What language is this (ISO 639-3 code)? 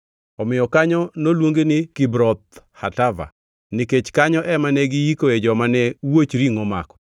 luo